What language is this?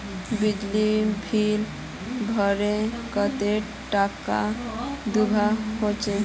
Magahi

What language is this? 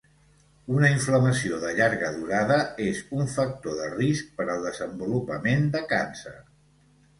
Catalan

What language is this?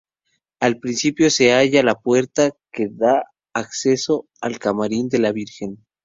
Spanish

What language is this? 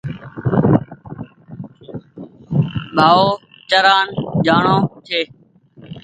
Goaria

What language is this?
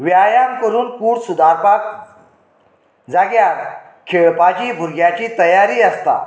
Konkani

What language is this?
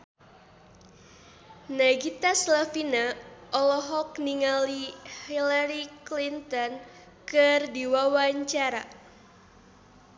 Sundanese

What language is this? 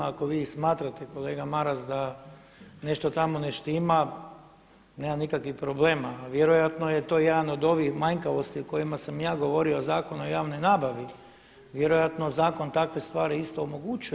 Croatian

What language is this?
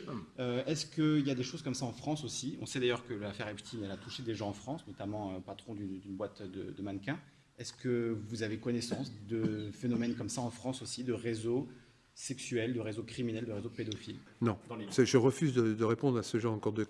French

